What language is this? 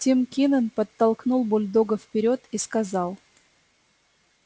Russian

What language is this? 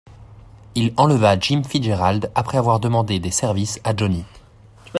French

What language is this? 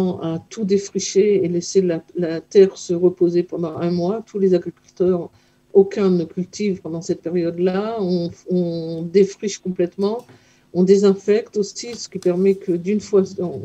French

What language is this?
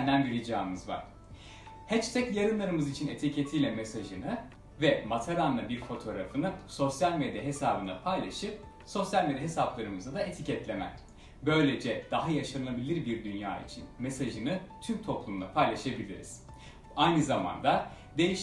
Turkish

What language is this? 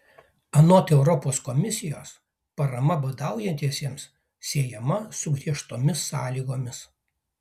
Lithuanian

